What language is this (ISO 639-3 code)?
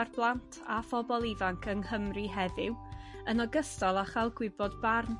cym